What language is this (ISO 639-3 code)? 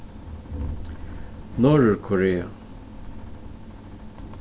fao